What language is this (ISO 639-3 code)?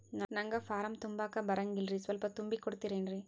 kan